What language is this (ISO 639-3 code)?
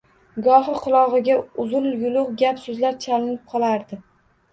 uzb